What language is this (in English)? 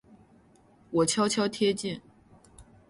Chinese